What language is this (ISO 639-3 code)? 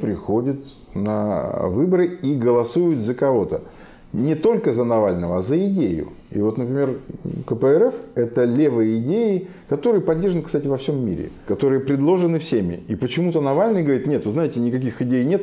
rus